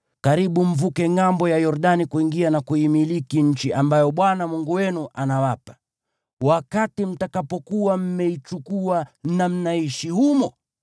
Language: Swahili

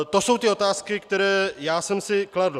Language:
Czech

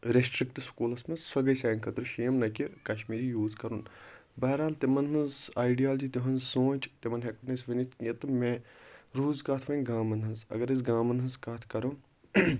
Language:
Kashmiri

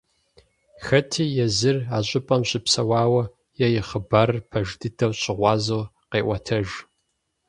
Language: Kabardian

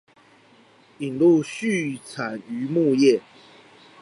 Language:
Chinese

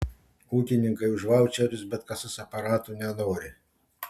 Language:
Lithuanian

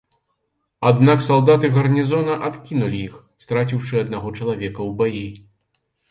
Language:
Belarusian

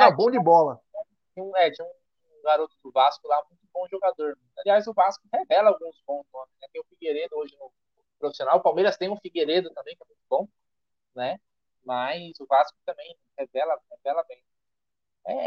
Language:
Portuguese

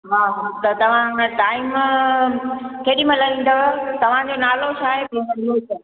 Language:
Sindhi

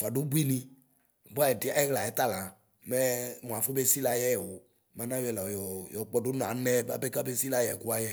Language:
Ikposo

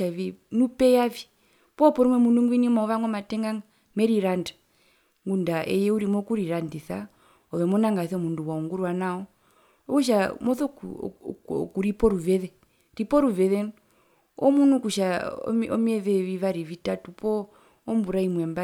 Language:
Herero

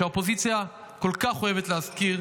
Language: Hebrew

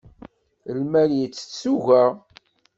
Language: Kabyle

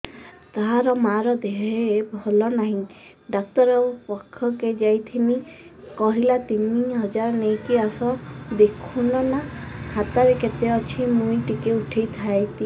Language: Odia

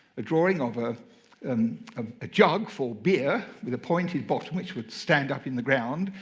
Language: English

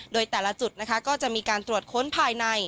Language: Thai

